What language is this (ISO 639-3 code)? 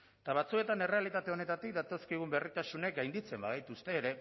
eus